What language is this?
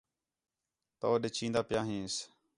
Khetrani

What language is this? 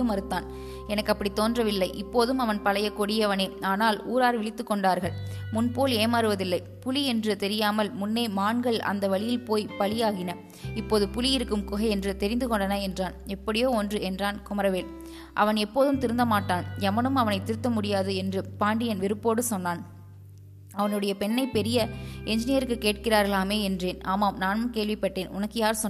Tamil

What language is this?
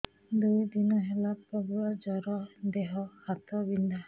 Odia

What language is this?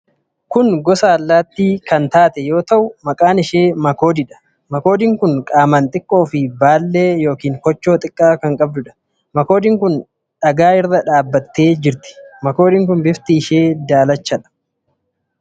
Oromo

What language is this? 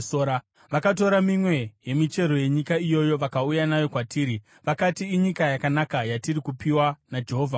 Shona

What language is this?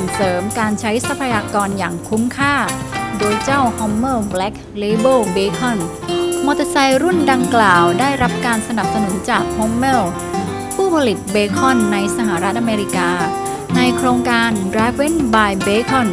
Thai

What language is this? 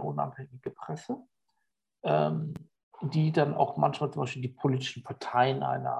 German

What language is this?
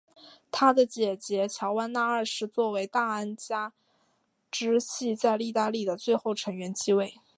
Chinese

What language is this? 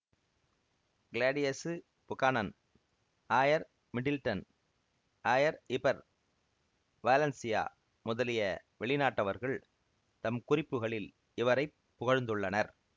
Tamil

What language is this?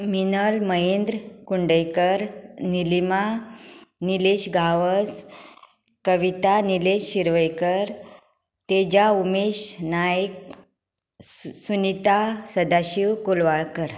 Konkani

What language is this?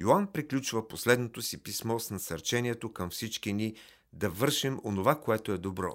Bulgarian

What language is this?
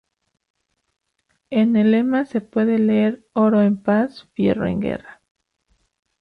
Spanish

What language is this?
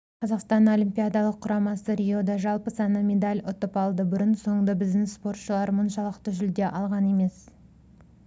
Kazakh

